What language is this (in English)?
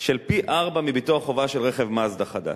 Hebrew